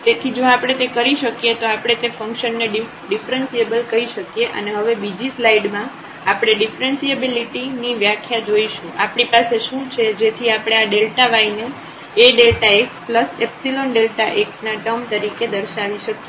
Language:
Gujarati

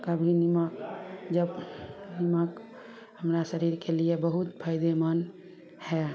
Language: Maithili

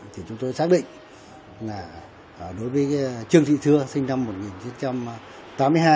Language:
Vietnamese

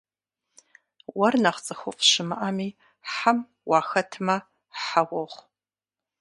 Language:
Kabardian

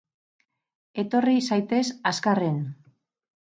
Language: Basque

